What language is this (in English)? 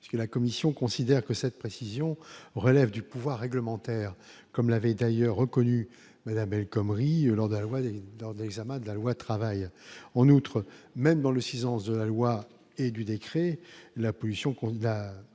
French